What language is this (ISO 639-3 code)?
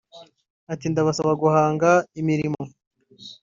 kin